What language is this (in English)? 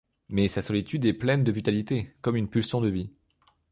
French